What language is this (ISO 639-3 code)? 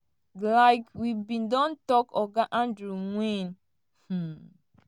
pcm